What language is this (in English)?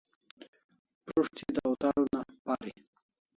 Kalasha